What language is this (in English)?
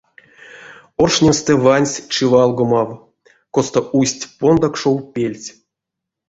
Erzya